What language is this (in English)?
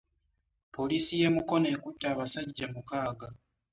Ganda